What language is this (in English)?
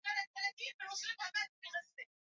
Swahili